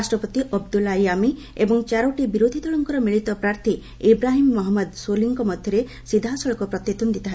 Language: Odia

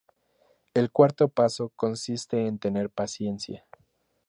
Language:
Spanish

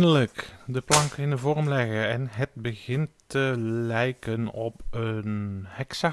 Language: Dutch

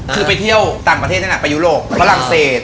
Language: Thai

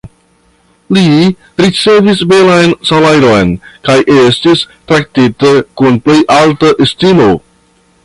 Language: Esperanto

